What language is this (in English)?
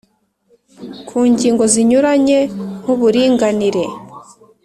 Kinyarwanda